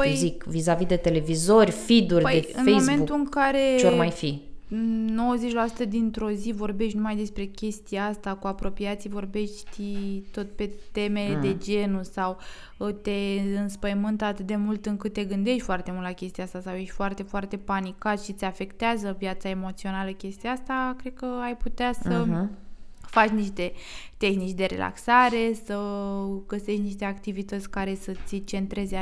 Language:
Romanian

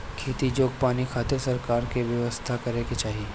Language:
Bhojpuri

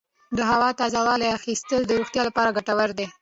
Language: Pashto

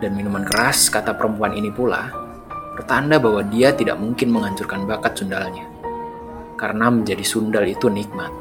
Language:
Indonesian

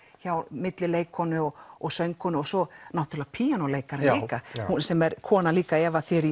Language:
Icelandic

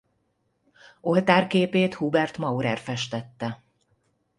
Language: Hungarian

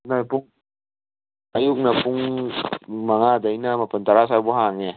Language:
Manipuri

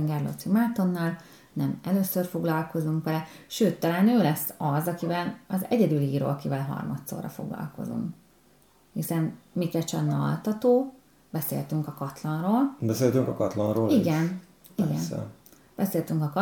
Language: Hungarian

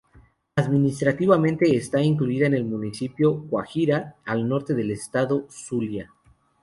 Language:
Spanish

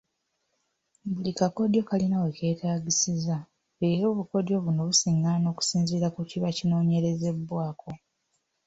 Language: Ganda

